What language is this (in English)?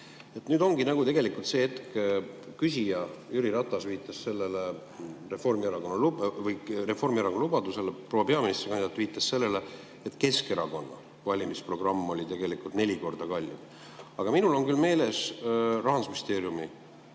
Estonian